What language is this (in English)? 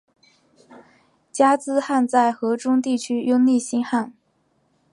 Chinese